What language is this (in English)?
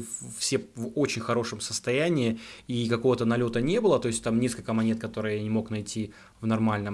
Russian